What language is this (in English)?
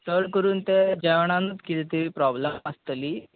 Konkani